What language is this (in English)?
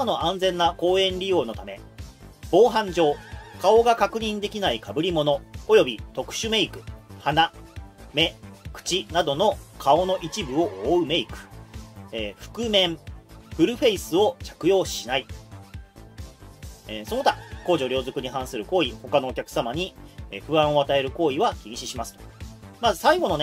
Japanese